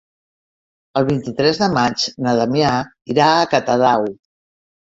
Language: Catalan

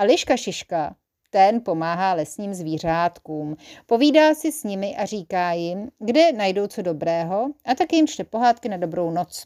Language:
Czech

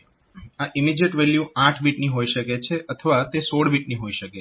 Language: Gujarati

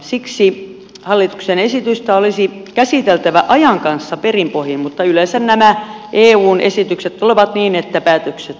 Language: Finnish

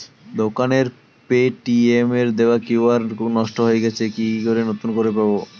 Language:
Bangla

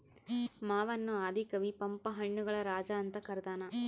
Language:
Kannada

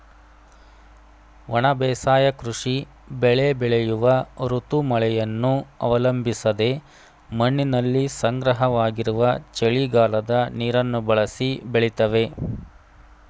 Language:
Kannada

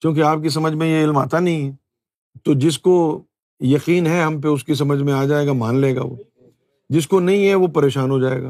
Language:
Urdu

